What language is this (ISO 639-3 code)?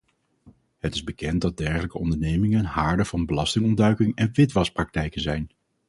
nld